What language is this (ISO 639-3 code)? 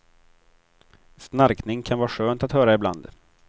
swe